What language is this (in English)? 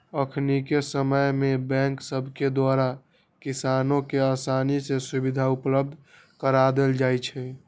Magahi